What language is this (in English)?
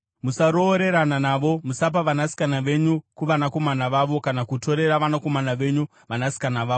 Shona